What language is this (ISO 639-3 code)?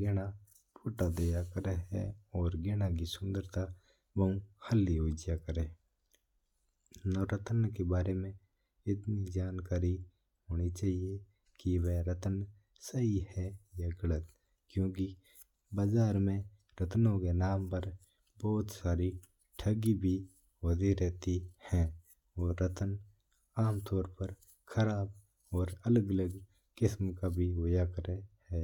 mtr